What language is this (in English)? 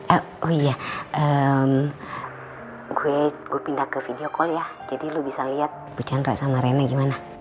Indonesian